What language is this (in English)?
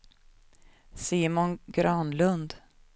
Swedish